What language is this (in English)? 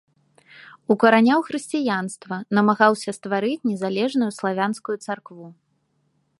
Belarusian